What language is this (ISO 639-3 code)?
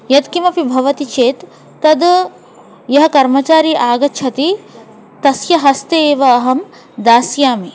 san